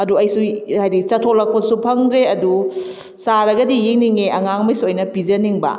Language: Manipuri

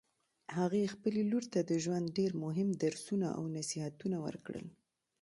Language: Pashto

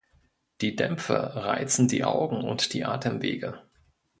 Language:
German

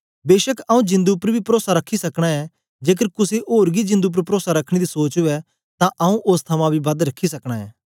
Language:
Dogri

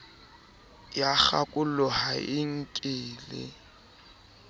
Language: Southern Sotho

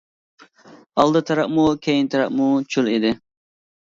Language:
Uyghur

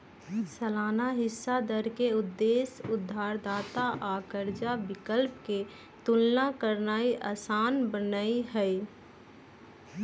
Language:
Magahi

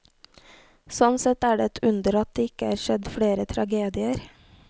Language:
Norwegian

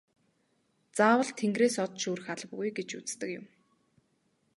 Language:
Mongolian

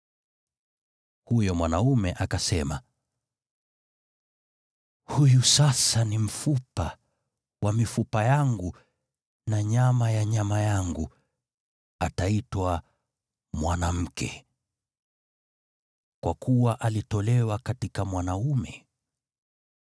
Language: Swahili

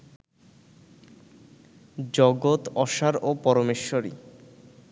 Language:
Bangla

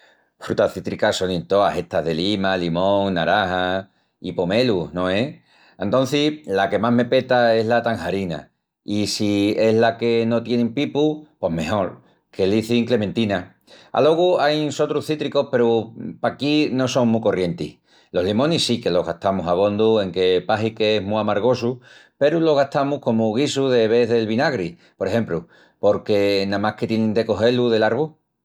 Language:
Extremaduran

